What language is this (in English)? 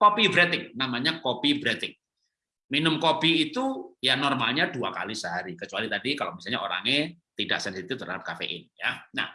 Indonesian